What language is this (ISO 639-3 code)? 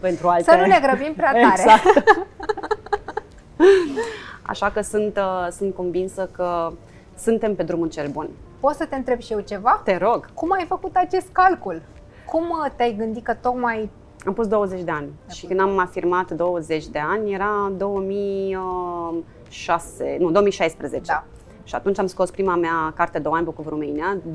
ron